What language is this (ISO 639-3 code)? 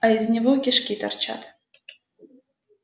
rus